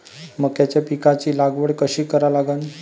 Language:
Marathi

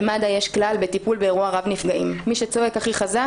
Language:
Hebrew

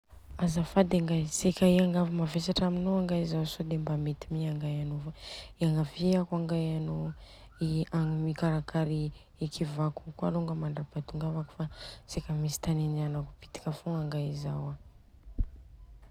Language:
Southern Betsimisaraka Malagasy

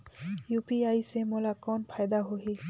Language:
Chhattisgarhi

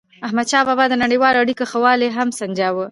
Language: Pashto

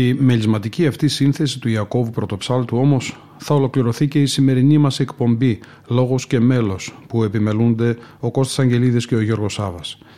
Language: Greek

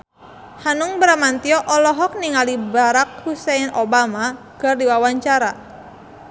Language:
Sundanese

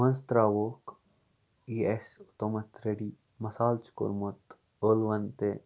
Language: Kashmiri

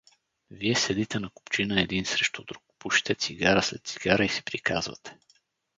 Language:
Bulgarian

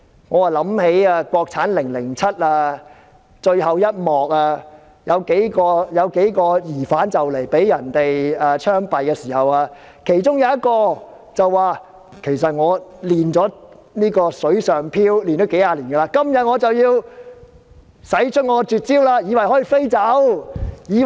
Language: Cantonese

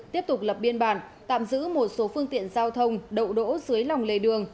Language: Vietnamese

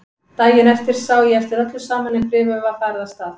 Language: Icelandic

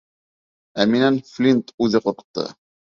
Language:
Bashkir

